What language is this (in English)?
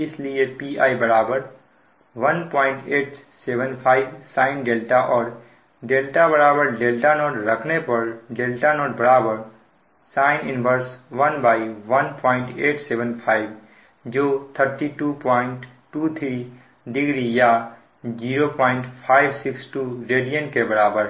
Hindi